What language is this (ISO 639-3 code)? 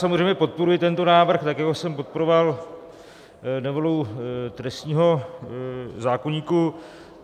ces